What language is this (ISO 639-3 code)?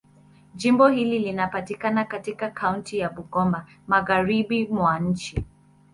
swa